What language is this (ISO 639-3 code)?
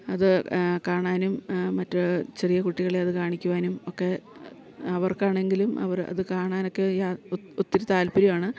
mal